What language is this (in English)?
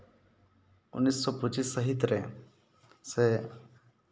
Santali